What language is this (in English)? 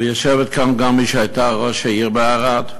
Hebrew